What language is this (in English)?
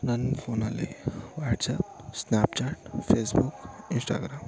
Kannada